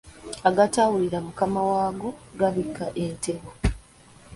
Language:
Ganda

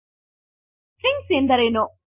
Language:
Kannada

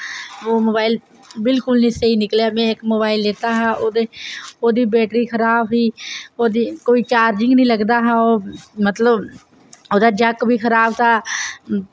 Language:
Dogri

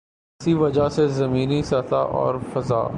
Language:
Urdu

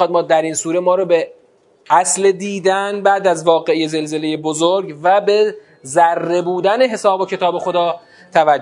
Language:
Persian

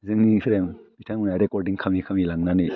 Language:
Bodo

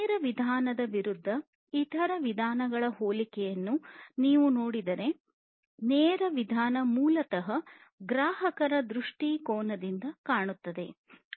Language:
Kannada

